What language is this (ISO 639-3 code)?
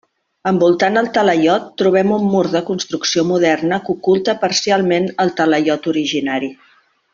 cat